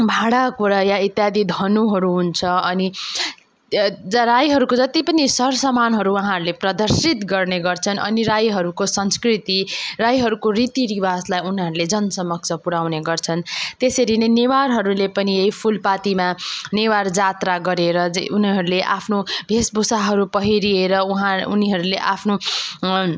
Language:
Nepali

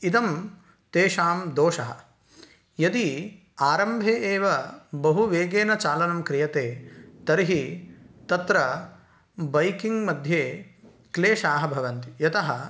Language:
Sanskrit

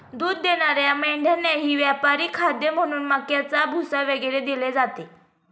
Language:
Marathi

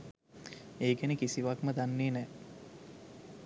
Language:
Sinhala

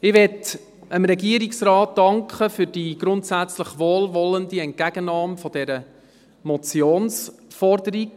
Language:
Swiss German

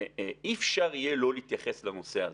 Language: Hebrew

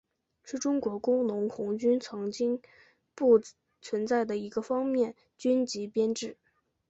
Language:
Chinese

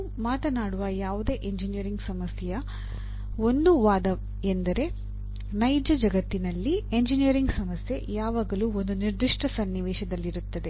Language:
Kannada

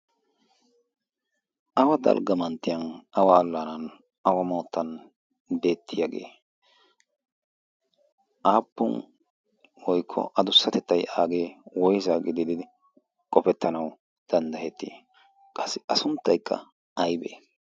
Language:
Wolaytta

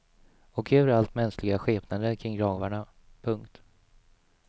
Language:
Swedish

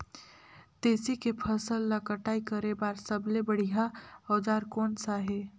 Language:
Chhattisgarhi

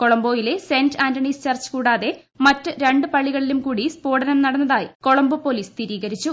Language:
Malayalam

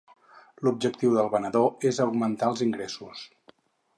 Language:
Catalan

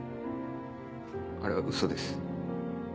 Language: Japanese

